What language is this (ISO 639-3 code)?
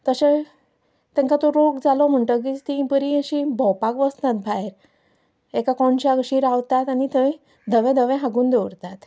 kok